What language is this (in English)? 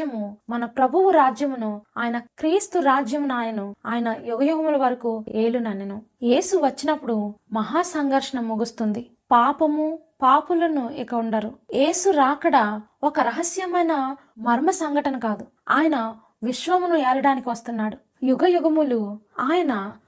Telugu